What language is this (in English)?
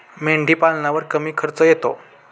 Marathi